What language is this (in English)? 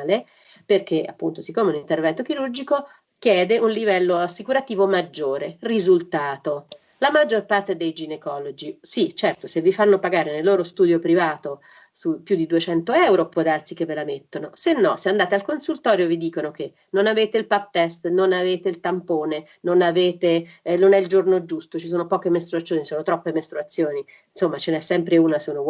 Italian